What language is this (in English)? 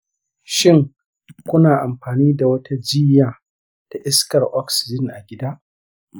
Hausa